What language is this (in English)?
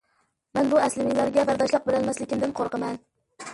Uyghur